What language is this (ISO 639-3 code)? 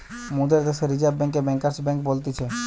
ben